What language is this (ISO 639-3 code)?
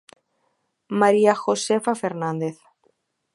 glg